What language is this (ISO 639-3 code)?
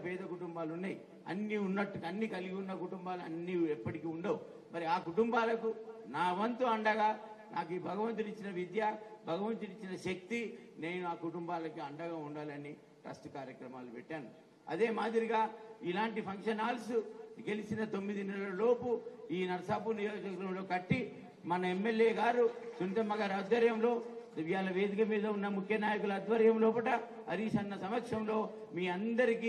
tel